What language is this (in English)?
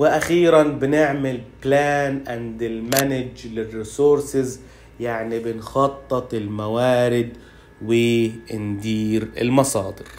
Arabic